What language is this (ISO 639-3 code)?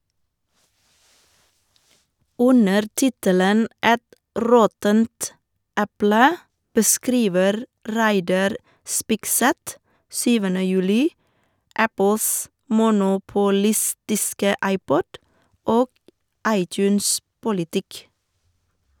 nor